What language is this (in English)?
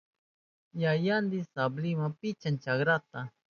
Southern Pastaza Quechua